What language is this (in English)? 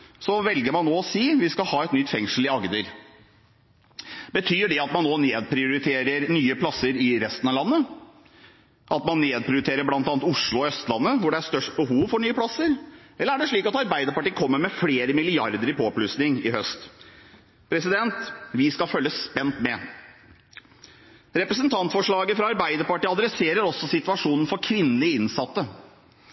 Norwegian Bokmål